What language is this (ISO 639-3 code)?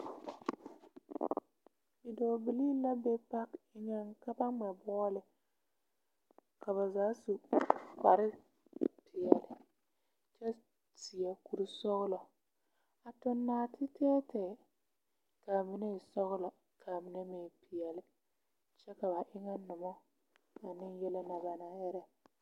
dga